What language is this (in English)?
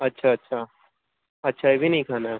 Urdu